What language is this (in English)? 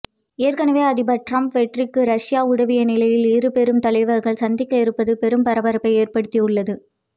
Tamil